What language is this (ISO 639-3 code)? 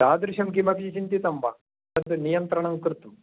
san